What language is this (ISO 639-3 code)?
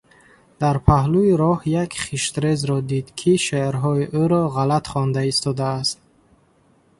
tgk